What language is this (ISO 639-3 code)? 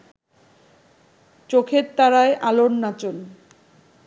ben